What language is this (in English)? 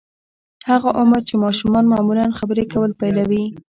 Pashto